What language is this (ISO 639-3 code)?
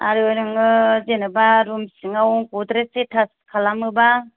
brx